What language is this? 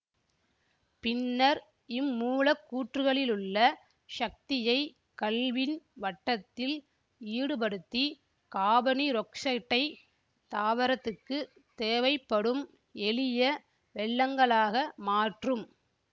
Tamil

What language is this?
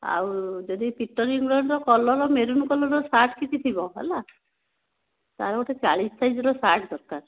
Odia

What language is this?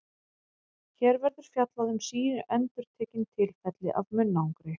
Icelandic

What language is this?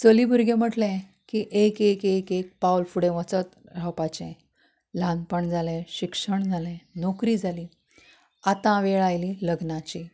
Konkani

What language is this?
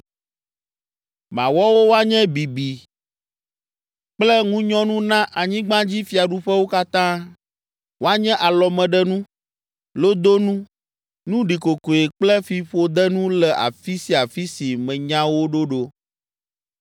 Ewe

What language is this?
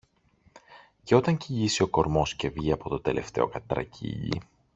Greek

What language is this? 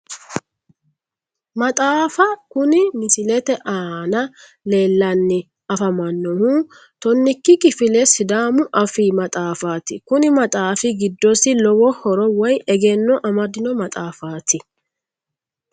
Sidamo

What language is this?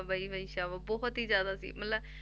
Punjabi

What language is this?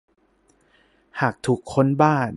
Thai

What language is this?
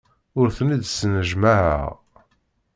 Kabyle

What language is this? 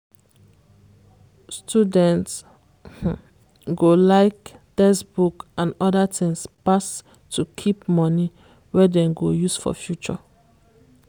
Nigerian Pidgin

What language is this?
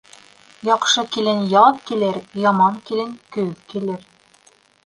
Bashkir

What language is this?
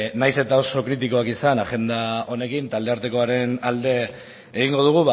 Basque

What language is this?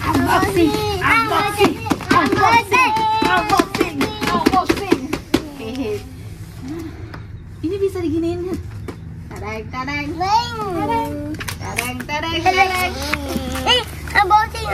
Indonesian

